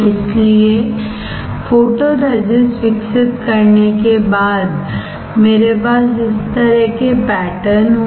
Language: Hindi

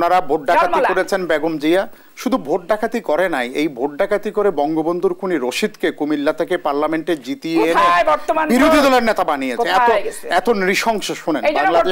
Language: Romanian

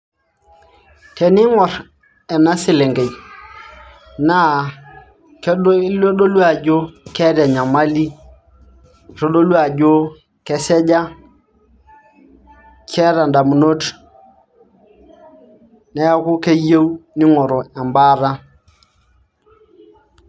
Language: Masai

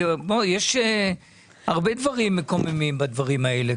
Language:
Hebrew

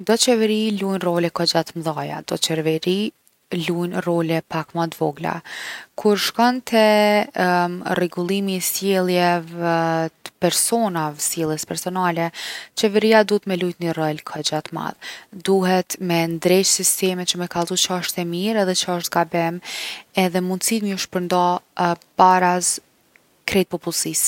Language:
Gheg Albanian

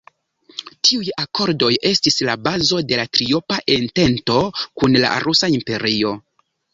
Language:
Esperanto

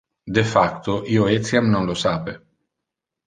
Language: Interlingua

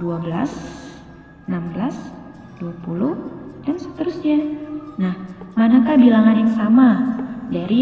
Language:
Indonesian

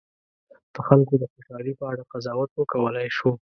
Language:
Pashto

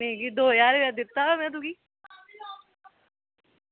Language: Dogri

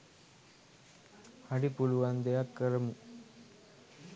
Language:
Sinhala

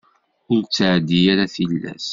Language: Kabyle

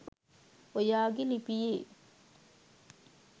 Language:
Sinhala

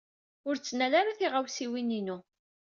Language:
Kabyle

